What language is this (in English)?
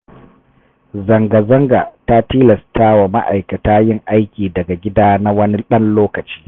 Hausa